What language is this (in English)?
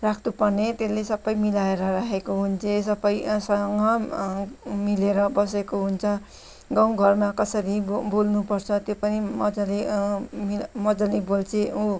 Nepali